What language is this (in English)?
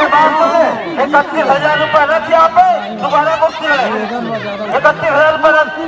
Arabic